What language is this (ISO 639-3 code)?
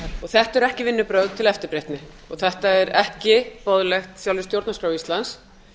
isl